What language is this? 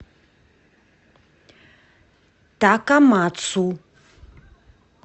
Russian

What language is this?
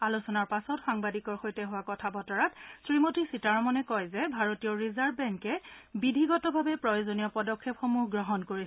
Assamese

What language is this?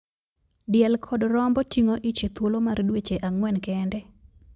Luo (Kenya and Tanzania)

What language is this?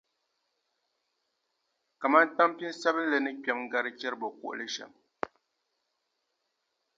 Dagbani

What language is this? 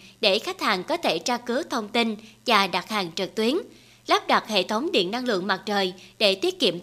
Vietnamese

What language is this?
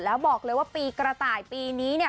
Thai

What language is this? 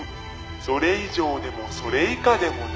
Japanese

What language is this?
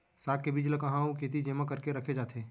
Chhattisgarhi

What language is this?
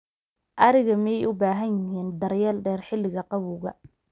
Somali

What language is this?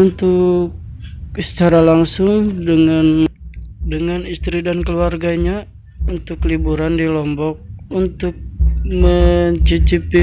Indonesian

